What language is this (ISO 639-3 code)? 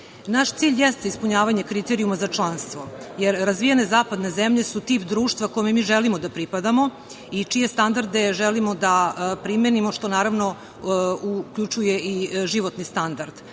srp